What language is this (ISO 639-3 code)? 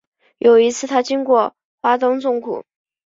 zho